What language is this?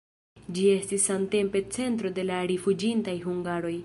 Esperanto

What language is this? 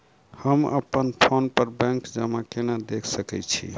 Maithili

